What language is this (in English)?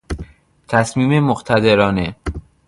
Persian